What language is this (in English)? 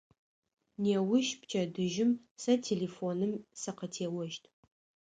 Adyghe